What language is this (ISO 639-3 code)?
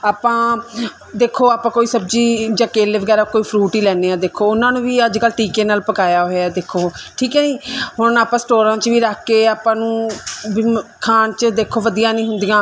pan